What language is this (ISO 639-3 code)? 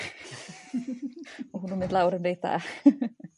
cym